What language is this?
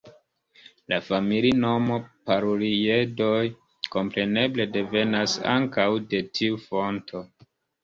Esperanto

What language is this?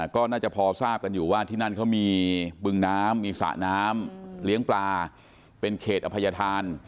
Thai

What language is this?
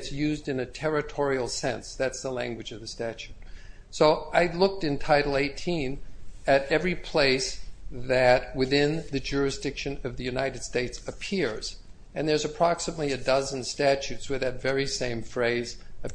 English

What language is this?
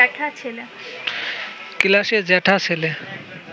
Bangla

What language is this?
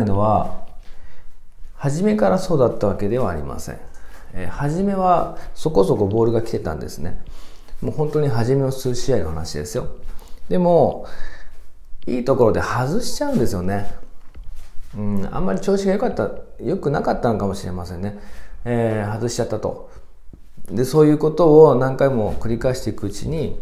Japanese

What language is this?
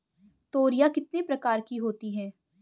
Hindi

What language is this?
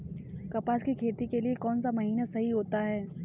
Hindi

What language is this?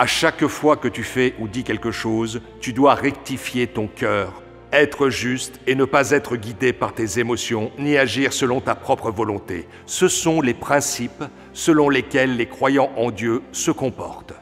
French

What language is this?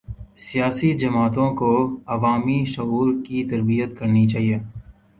Urdu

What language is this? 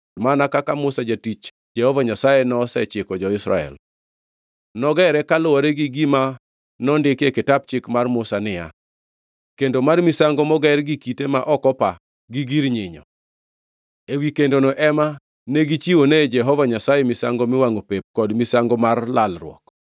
Luo (Kenya and Tanzania)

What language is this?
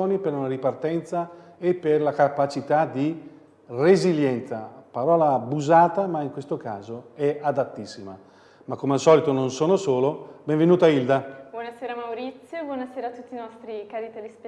Italian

